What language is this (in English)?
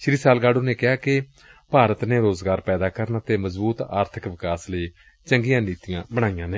Punjabi